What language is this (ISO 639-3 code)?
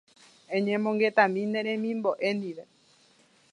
grn